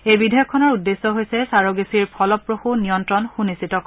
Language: Assamese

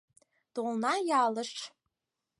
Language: Mari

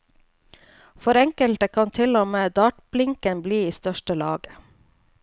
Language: Norwegian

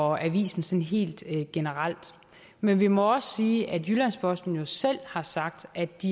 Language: Danish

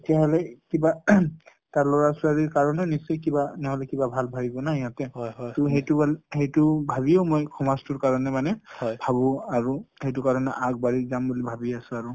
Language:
Assamese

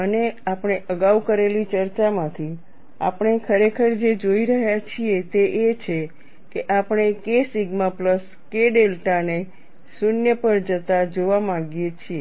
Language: Gujarati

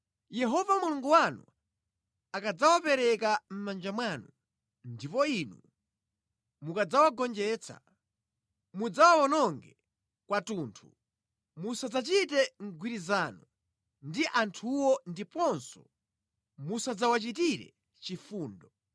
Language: Nyanja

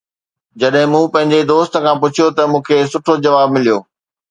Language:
Sindhi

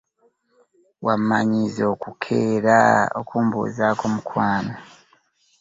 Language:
Ganda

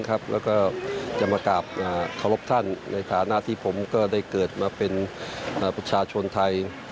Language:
Thai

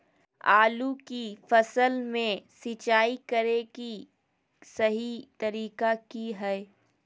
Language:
Magahi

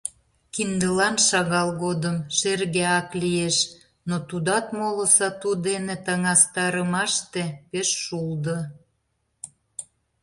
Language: Mari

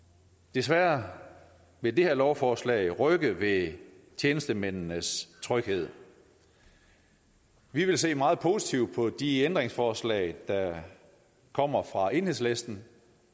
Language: Danish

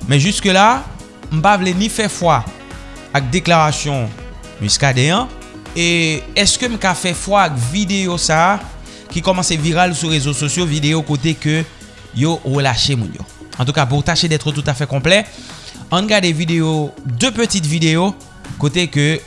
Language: French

